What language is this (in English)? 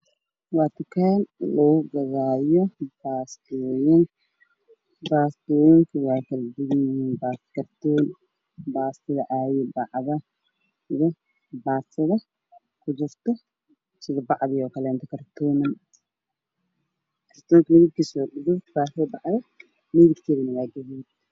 Somali